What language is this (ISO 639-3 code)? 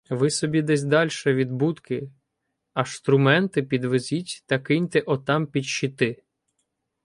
ukr